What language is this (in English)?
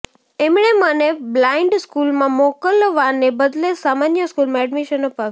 Gujarati